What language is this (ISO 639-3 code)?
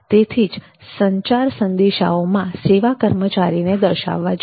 guj